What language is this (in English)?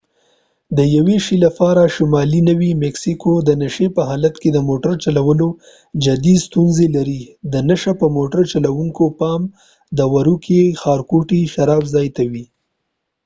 Pashto